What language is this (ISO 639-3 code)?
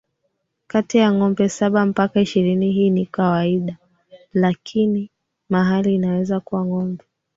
swa